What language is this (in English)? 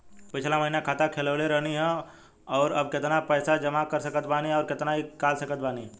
Bhojpuri